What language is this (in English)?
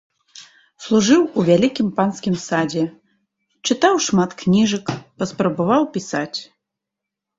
Belarusian